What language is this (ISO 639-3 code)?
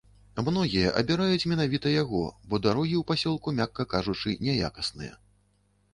bel